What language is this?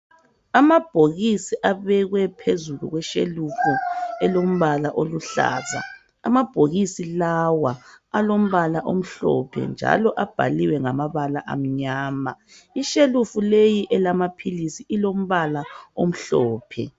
North Ndebele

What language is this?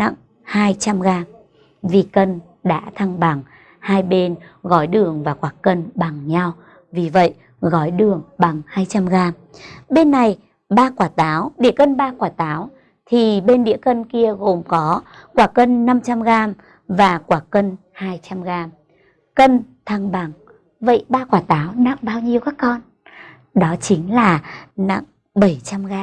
Vietnamese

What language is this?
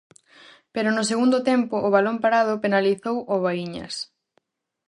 Galician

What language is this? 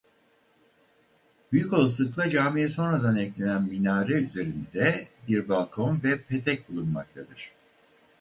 Turkish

